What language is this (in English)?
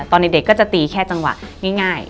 Thai